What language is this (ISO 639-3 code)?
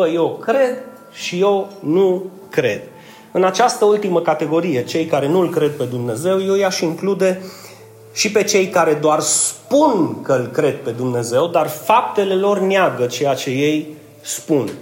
ron